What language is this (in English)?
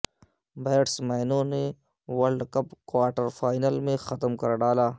Urdu